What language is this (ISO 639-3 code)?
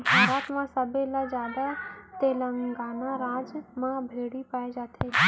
hne